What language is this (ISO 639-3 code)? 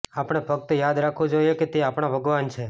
guj